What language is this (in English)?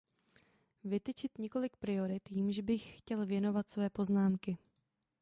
Czech